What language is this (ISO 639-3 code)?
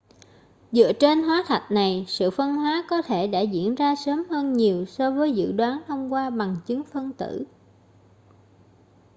vie